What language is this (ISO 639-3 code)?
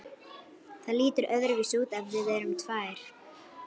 isl